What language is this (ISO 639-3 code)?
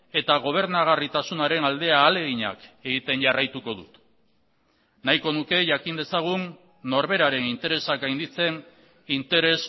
eus